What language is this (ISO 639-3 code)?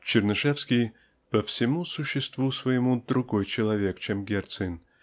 rus